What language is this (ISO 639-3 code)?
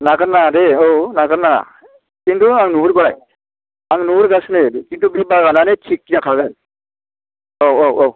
brx